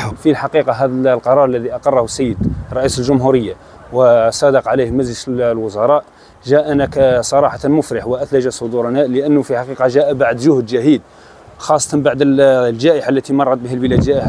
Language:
Arabic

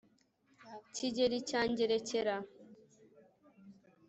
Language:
Kinyarwanda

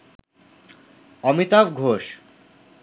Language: Bangla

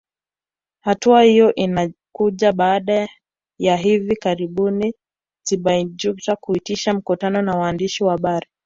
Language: Swahili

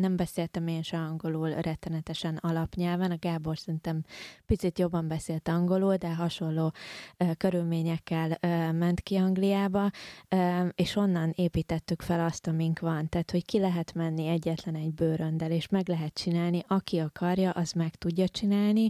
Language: Hungarian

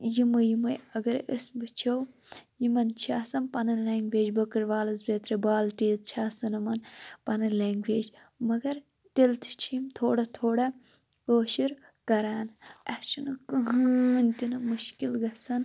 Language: Kashmiri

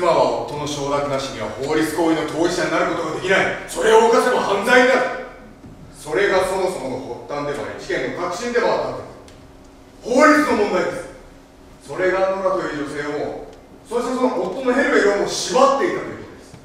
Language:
Japanese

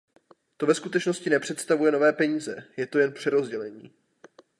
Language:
Czech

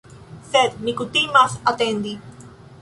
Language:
Esperanto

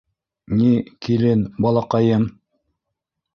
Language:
Bashkir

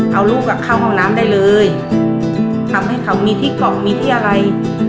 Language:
Thai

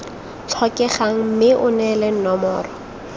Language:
Tswana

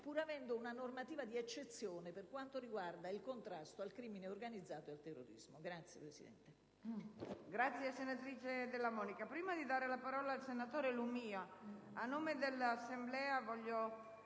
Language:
Italian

